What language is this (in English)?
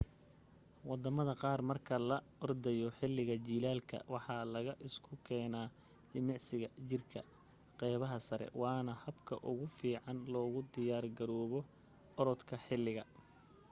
Somali